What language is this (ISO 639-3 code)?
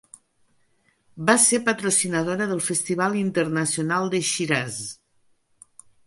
cat